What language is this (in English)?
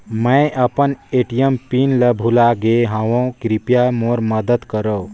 Chhattisgarhi